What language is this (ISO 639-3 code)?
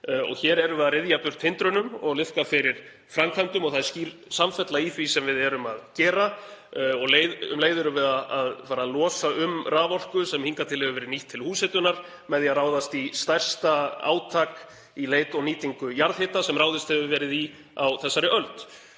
isl